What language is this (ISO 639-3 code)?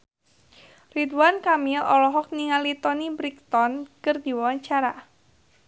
sun